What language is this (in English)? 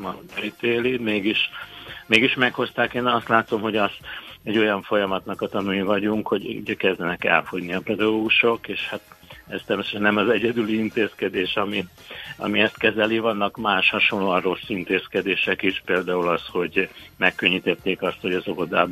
Hungarian